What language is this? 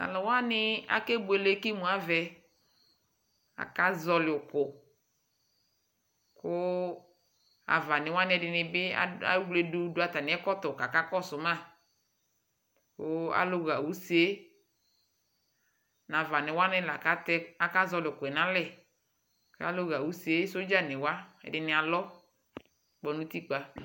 Ikposo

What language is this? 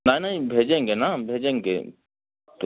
Hindi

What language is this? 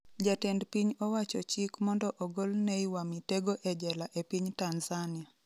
Luo (Kenya and Tanzania)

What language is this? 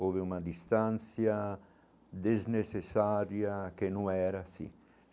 Portuguese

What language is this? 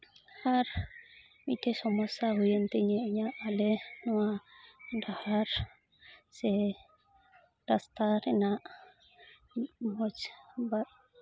Santali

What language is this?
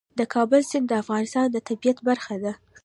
Pashto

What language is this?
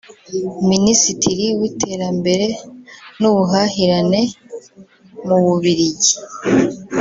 Kinyarwanda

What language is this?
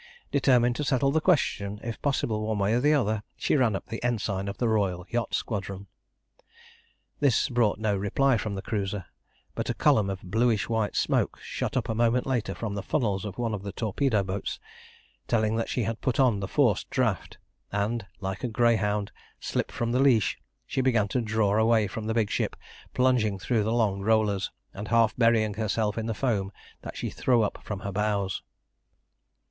English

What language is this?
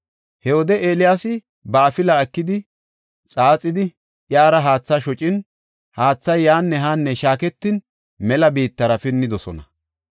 Gofa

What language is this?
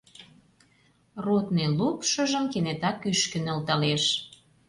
Mari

